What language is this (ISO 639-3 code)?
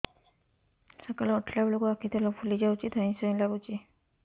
ori